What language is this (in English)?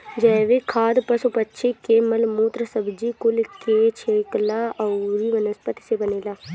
Bhojpuri